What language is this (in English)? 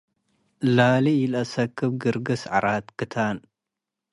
Tigre